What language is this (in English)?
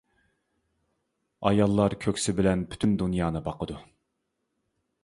Uyghur